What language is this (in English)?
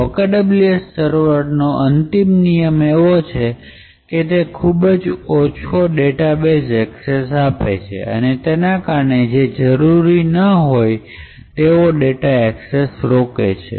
Gujarati